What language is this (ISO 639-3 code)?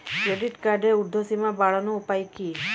ben